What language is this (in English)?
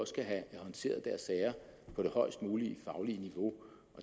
Danish